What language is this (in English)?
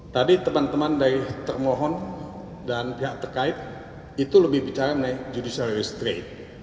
Indonesian